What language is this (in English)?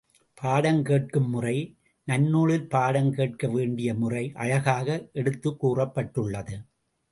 Tamil